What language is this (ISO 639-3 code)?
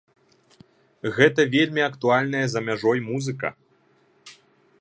bel